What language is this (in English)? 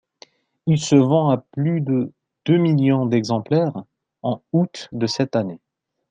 French